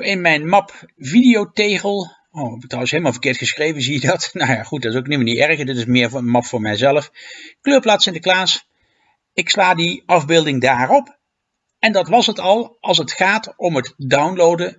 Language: Dutch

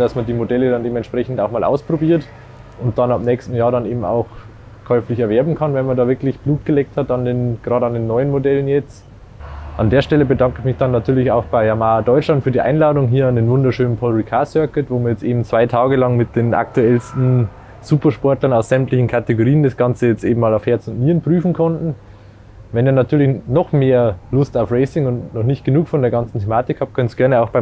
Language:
German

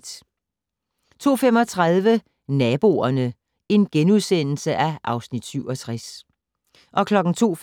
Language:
Danish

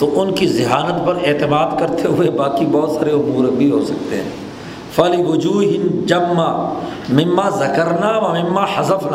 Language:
Urdu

